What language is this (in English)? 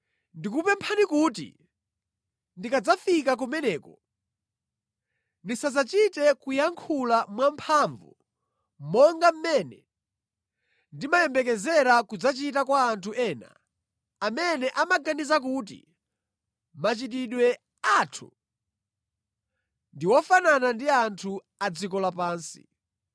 Nyanja